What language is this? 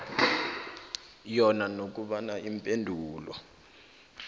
South Ndebele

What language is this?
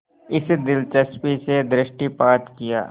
Hindi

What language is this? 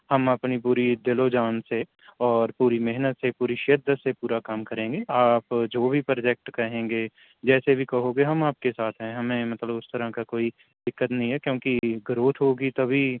Urdu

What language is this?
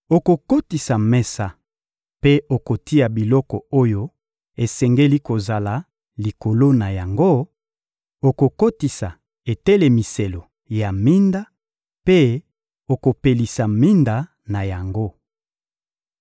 Lingala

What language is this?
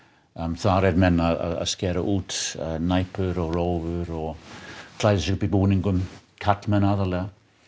Icelandic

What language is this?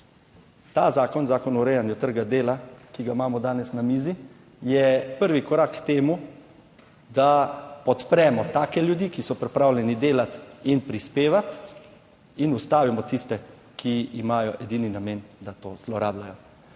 Slovenian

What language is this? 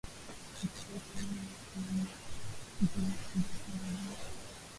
Swahili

